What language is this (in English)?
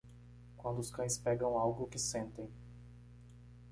Portuguese